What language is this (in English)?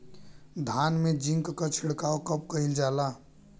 Bhojpuri